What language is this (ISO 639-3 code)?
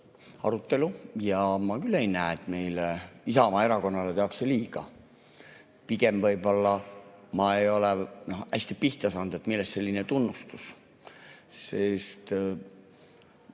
est